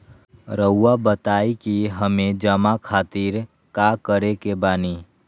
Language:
Magahi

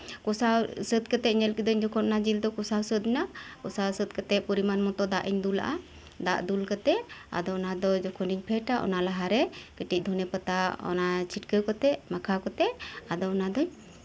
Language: Santali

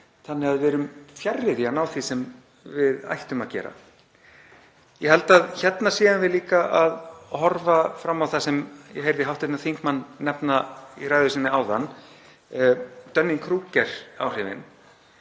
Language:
Icelandic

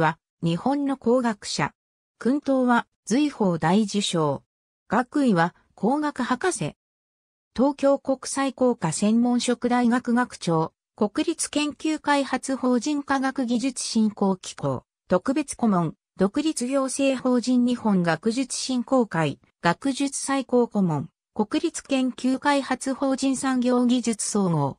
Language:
Japanese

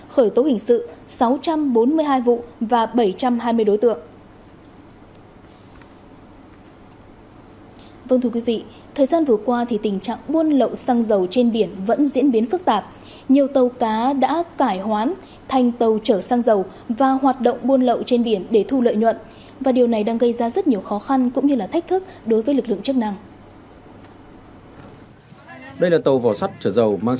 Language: Vietnamese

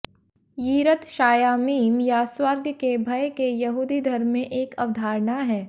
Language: Hindi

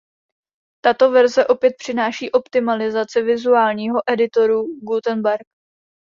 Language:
Czech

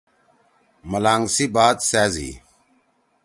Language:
Torwali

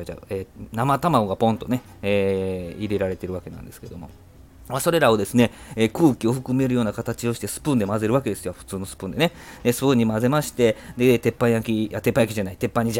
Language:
Japanese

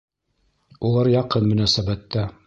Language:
Bashkir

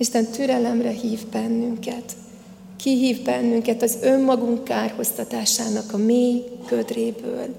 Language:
Hungarian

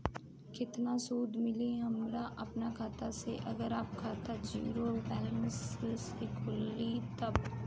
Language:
Bhojpuri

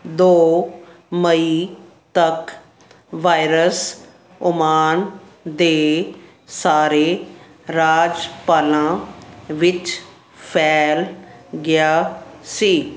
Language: Punjabi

